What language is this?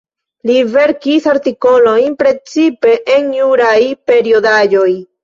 Esperanto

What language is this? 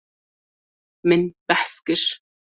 Kurdish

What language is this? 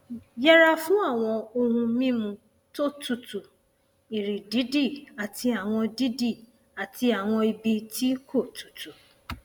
Yoruba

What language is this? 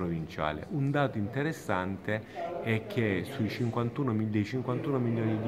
Italian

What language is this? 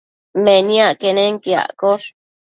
Matsés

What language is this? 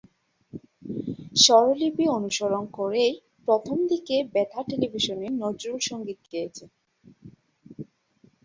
Bangla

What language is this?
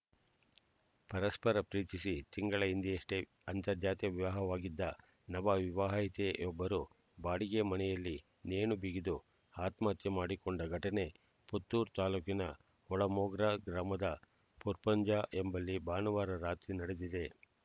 Kannada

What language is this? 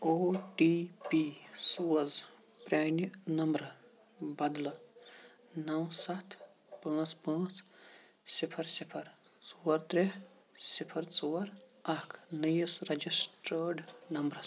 Kashmiri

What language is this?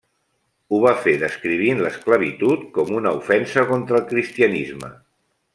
Catalan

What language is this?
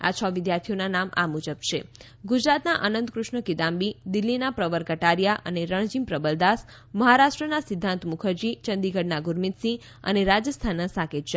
Gujarati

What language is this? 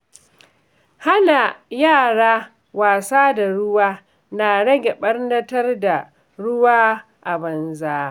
Hausa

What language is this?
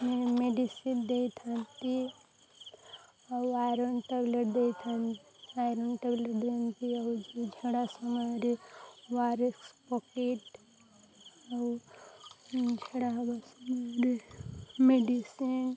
Odia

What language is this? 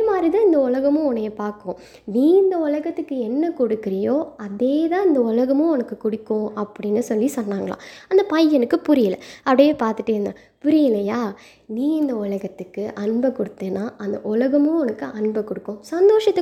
Tamil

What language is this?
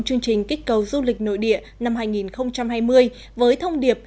Vietnamese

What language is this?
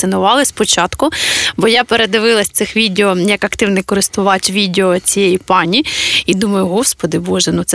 Ukrainian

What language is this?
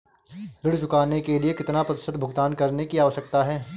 Hindi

